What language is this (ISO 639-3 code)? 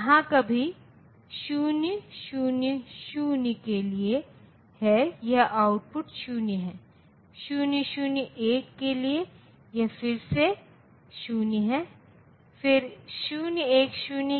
hin